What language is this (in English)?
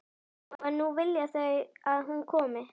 Icelandic